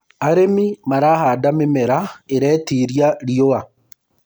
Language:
Kikuyu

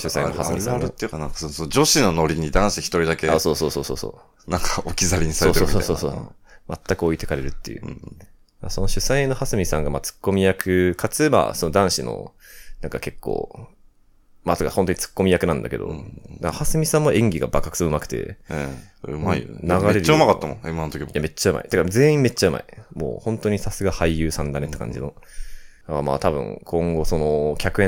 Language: Japanese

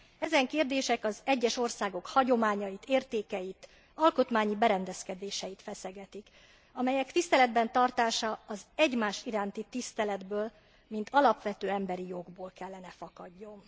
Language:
Hungarian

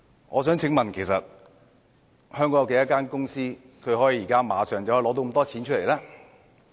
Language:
Cantonese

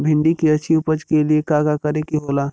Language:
Bhojpuri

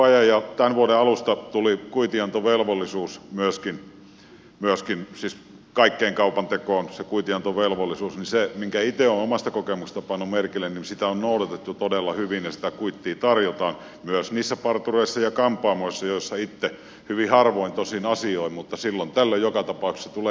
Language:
Finnish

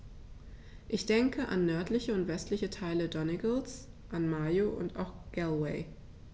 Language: German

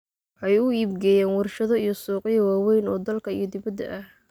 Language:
Somali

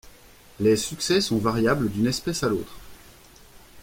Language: French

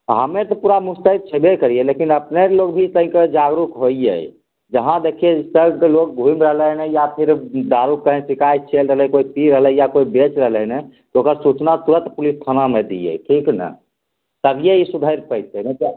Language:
Maithili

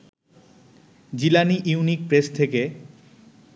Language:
Bangla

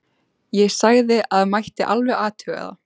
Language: Icelandic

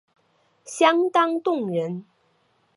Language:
Chinese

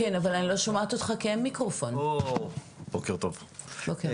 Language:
Hebrew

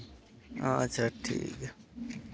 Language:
Santali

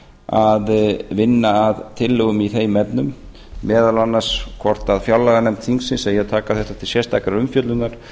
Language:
Icelandic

